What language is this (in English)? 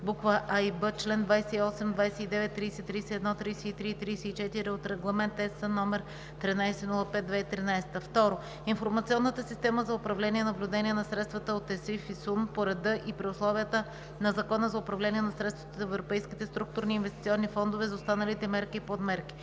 Bulgarian